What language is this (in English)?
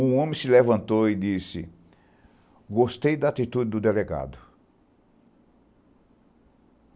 Portuguese